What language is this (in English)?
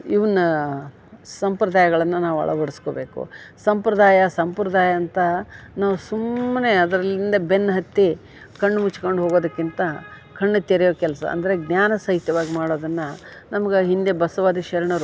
Kannada